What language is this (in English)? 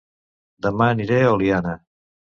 Catalan